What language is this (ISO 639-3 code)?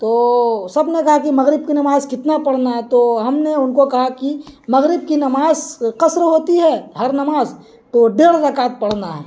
urd